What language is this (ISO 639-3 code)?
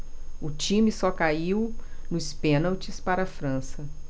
por